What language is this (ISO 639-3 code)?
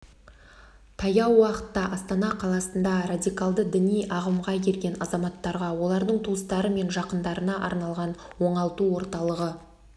kaz